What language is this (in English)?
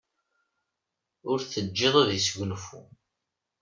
Kabyle